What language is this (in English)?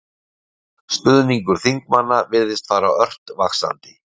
Icelandic